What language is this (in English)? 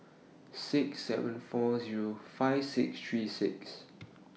English